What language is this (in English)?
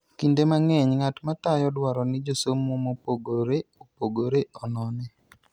Luo (Kenya and Tanzania)